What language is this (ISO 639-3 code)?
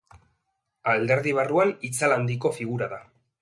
eus